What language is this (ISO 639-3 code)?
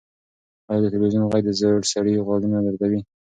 pus